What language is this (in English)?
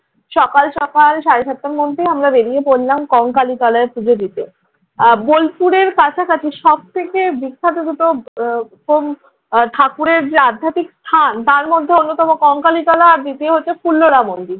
Bangla